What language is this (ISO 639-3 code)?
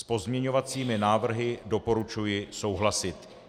ces